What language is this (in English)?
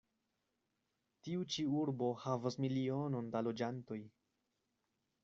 Esperanto